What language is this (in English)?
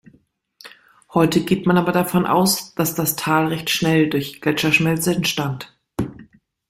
German